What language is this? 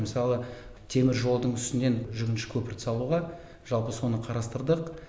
Kazakh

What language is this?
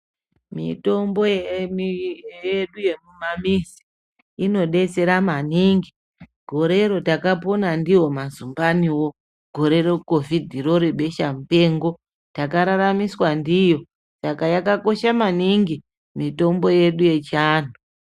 Ndau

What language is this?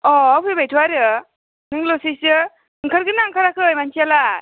Bodo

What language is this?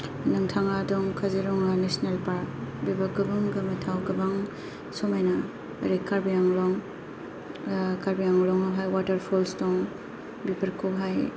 Bodo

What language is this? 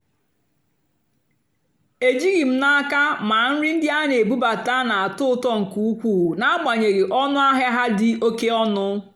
Igbo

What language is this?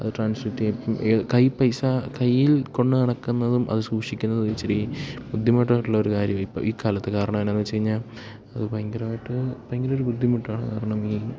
Malayalam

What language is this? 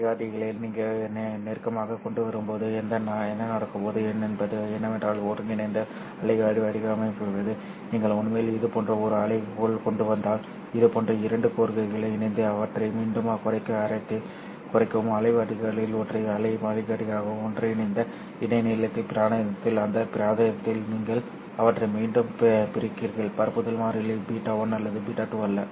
Tamil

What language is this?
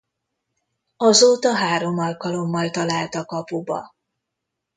Hungarian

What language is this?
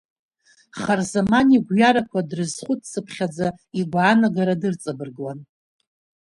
Abkhazian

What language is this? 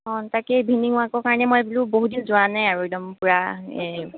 Assamese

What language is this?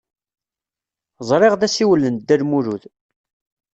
Kabyle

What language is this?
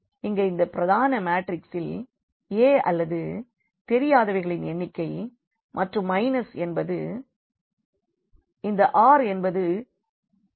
Tamil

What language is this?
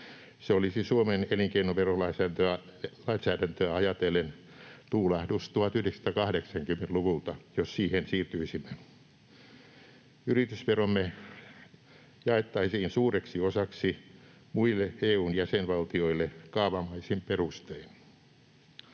Finnish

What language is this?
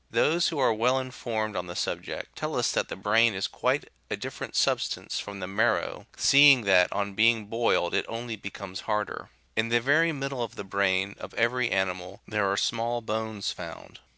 English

